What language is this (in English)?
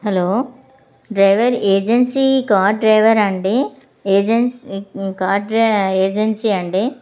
Telugu